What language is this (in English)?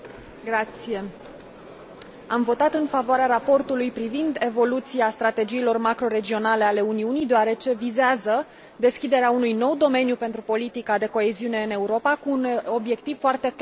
Romanian